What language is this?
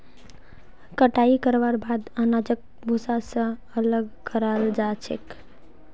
Magahi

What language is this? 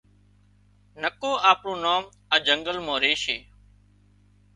Wadiyara Koli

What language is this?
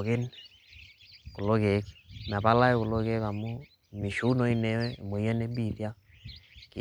Masai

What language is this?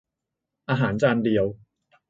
Thai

